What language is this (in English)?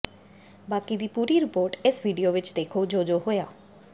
Punjabi